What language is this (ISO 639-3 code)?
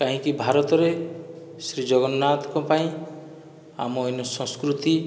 ori